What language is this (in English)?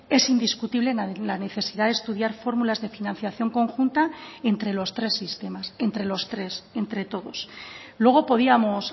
Spanish